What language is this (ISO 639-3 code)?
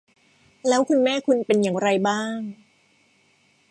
tha